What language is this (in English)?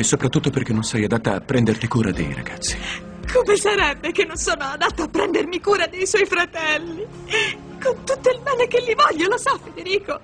Italian